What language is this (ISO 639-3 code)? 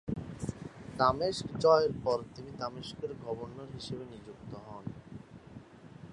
ben